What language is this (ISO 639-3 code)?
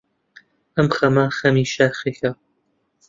ckb